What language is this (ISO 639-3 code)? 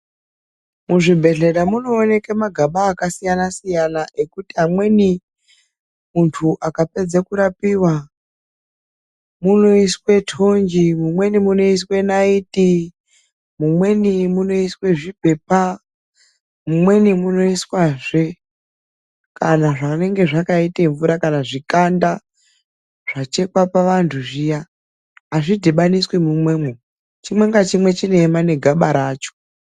ndc